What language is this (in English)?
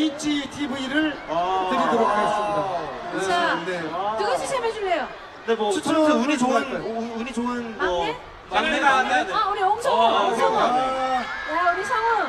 Korean